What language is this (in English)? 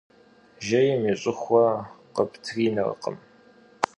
Kabardian